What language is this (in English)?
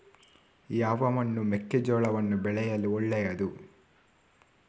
Kannada